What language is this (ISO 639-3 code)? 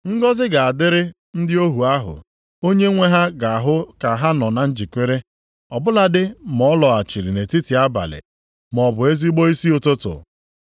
ibo